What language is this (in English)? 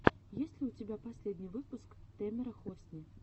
Russian